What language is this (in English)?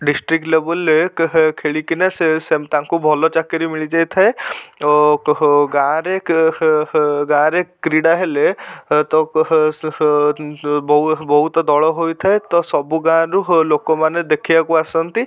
Odia